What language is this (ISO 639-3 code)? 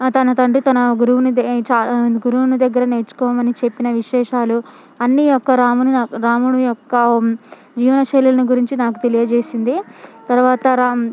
tel